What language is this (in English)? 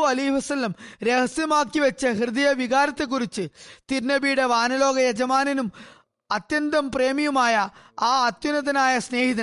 Malayalam